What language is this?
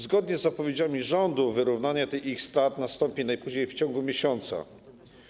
Polish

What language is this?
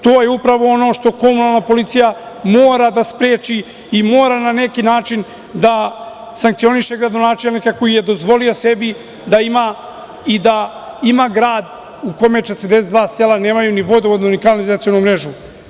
Serbian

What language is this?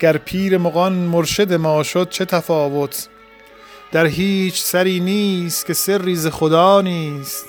Persian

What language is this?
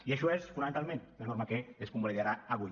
Catalan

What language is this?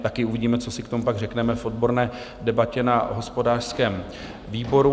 Czech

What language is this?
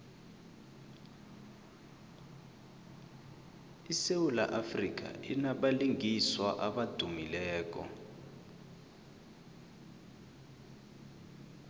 South Ndebele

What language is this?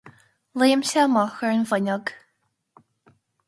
Irish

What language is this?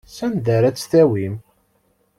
Kabyle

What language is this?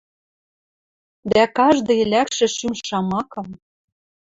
Western Mari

